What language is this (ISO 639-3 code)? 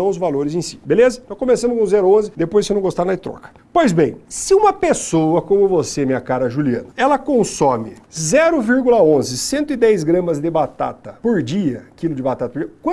por